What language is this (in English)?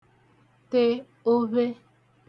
Igbo